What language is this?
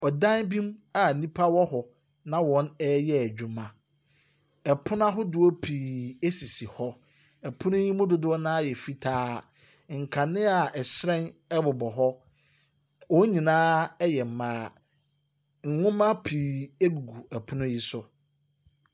Akan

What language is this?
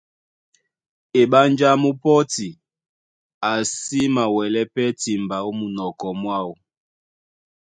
Duala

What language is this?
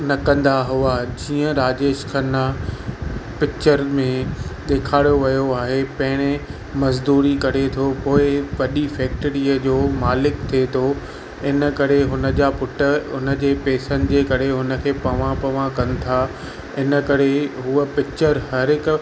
Sindhi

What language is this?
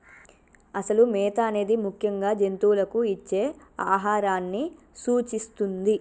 Telugu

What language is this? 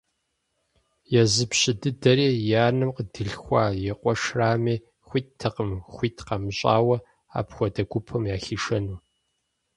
Kabardian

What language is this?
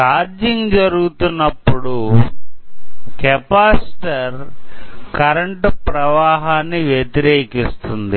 Telugu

